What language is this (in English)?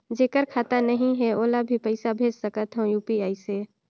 Chhattisgarhi